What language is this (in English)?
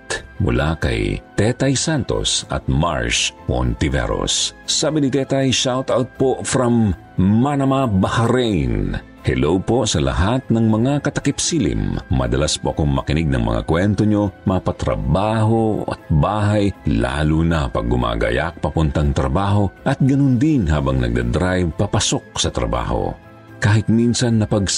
Filipino